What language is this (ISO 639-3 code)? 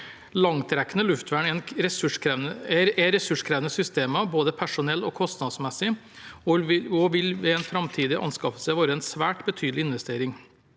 nor